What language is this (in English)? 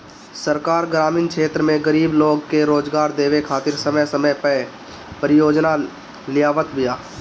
Bhojpuri